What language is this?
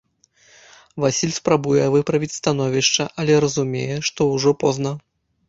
Belarusian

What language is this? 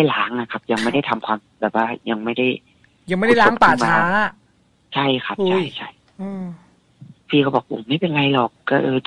Thai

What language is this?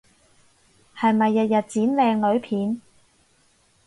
Cantonese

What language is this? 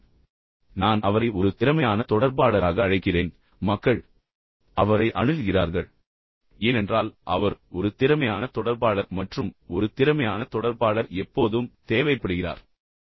Tamil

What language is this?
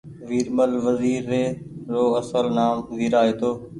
Goaria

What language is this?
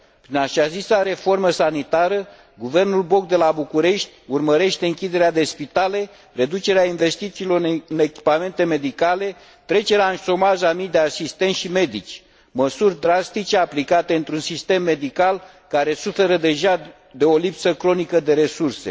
Romanian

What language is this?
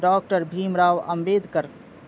Urdu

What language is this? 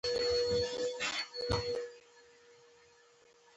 Pashto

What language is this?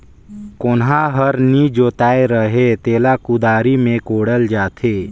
Chhattisgarhi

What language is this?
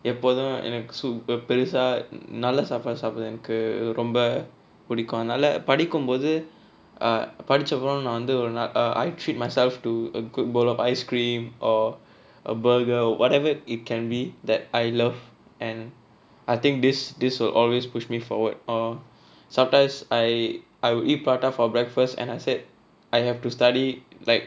English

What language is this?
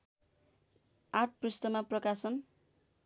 Nepali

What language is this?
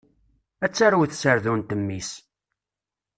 Kabyle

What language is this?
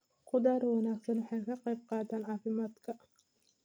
Somali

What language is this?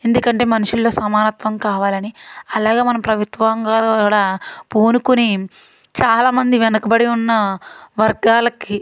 Telugu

